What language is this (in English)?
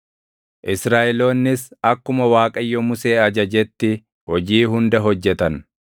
Oromo